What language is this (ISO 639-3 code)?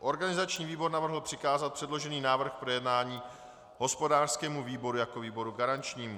ces